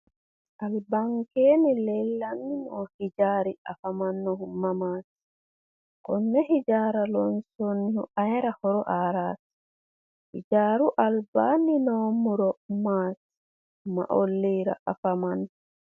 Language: Sidamo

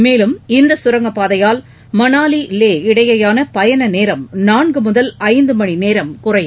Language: Tamil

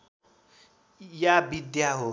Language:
Nepali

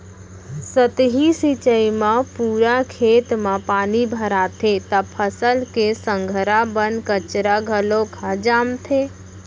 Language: Chhattisgarhi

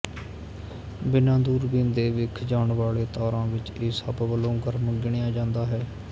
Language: Punjabi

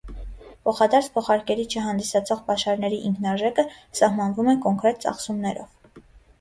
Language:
Armenian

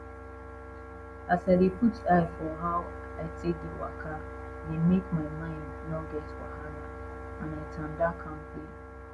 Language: Nigerian Pidgin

